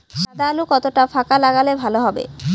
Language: Bangla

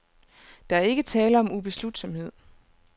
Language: Danish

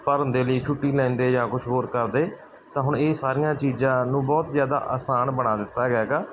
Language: Punjabi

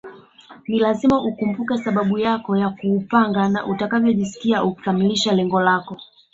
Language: Swahili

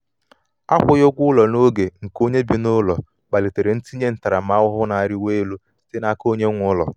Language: Igbo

